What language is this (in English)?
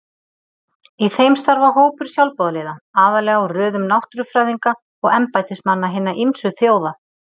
Icelandic